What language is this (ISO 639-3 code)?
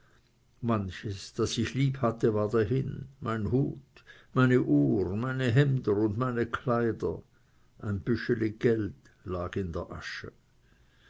deu